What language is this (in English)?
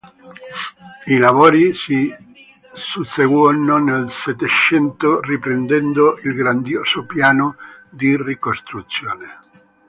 Italian